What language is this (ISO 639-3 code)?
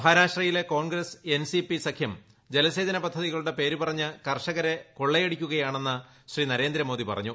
mal